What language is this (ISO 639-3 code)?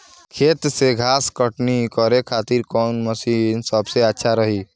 bho